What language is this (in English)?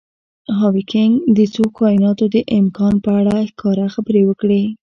Pashto